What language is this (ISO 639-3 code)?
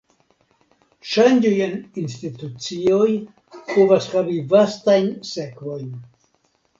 epo